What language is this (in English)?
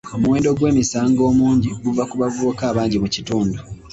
Ganda